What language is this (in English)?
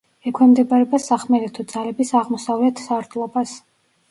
Georgian